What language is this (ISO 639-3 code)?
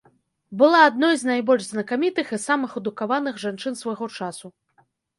bel